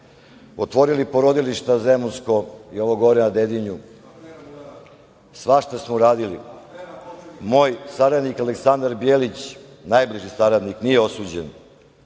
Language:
Serbian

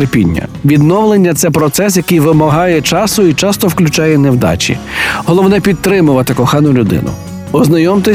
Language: Ukrainian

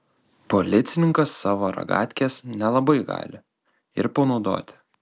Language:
Lithuanian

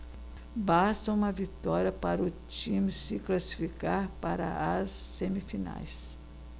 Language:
Portuguese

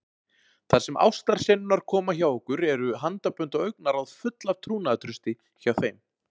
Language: Icelandic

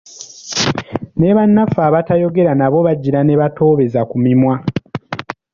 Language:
Ganda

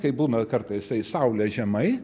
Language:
Lithuanian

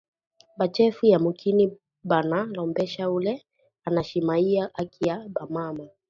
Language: Swahili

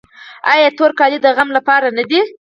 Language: Pashto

